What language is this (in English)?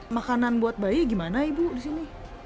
Indonesian